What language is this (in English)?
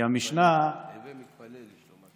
Hebrew